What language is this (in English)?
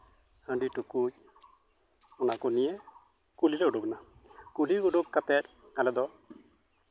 Santali